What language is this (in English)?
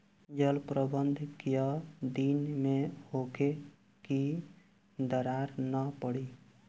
Bhojpuri